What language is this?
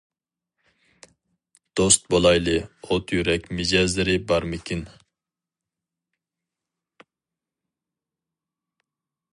Uyghur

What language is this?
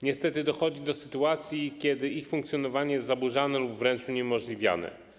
Polish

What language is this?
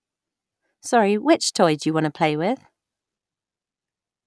English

